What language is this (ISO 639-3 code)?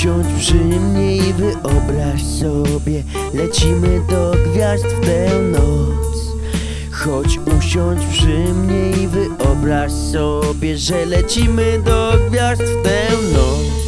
pol